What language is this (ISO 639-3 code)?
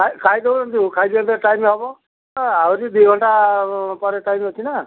ori